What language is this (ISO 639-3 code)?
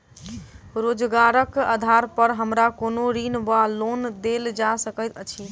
mai